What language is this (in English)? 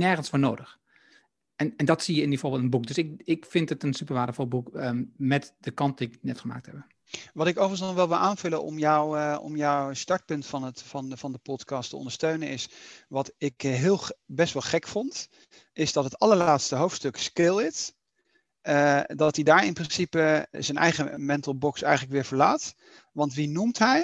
Dutch